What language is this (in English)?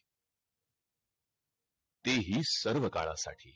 Marathi